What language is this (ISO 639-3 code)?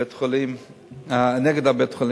heb